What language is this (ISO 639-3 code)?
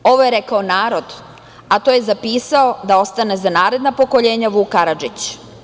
srp